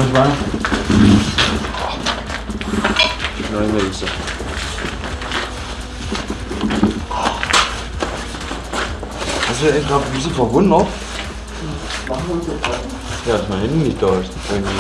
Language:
German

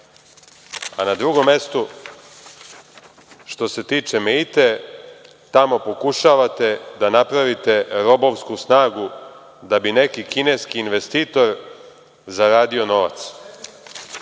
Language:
Serbian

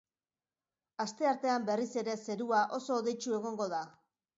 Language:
Basque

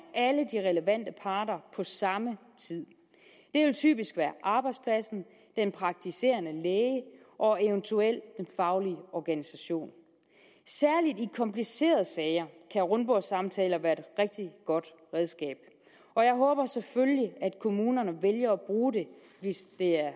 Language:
Danish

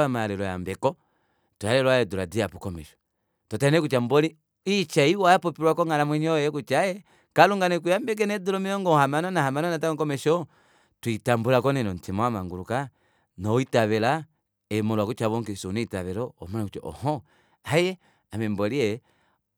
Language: Kuanyama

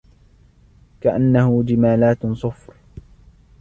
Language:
Arabic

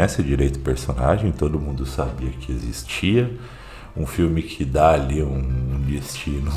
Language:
Portuguese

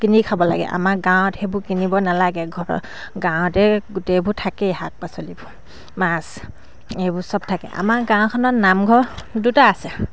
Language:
Assamese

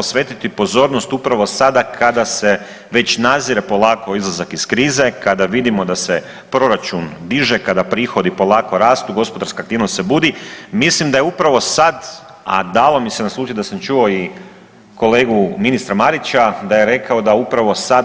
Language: Croatian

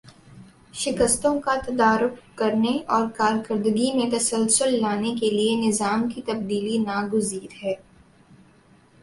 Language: Urdu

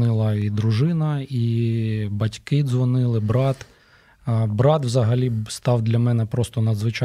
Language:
Ukrainian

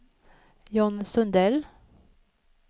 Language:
Swedish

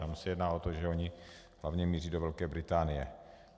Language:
Czech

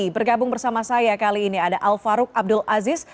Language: Indonesian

